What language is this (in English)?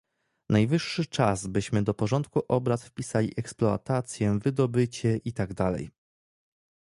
Polish